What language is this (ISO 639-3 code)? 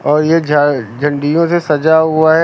hin